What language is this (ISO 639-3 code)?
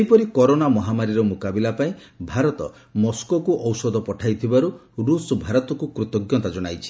ori